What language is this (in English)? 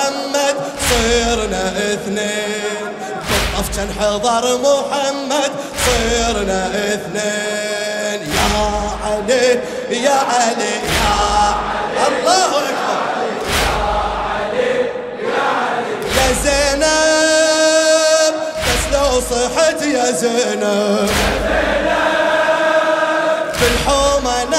Arabic